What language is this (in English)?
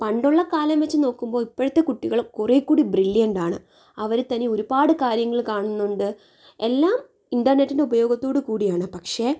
Malayalam